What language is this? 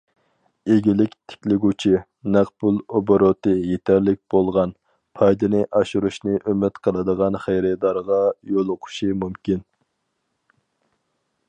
Uyghur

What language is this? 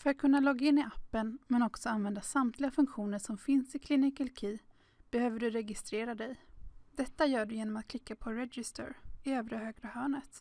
Swedish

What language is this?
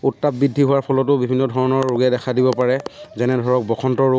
Assamese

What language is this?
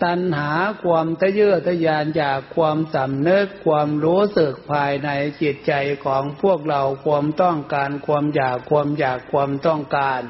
Thai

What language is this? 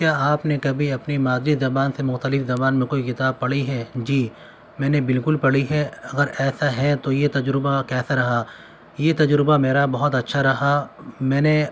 Urdu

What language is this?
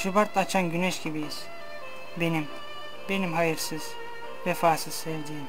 Turkish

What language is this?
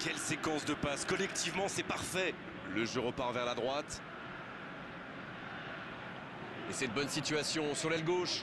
French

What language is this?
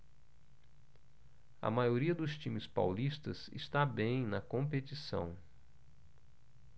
Portuguese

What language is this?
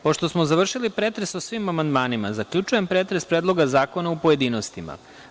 Serbian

